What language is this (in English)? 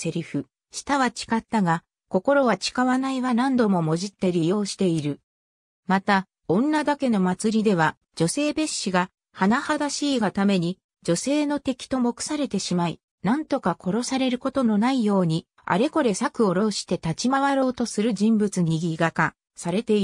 Japanese